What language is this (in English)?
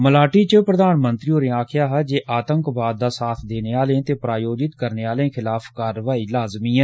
Dogri